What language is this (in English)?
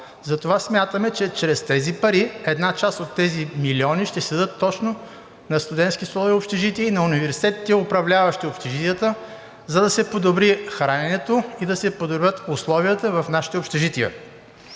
Bulgarian